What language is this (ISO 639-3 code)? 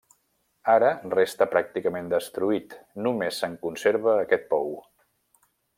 cat